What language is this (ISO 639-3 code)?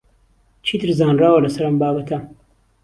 ckb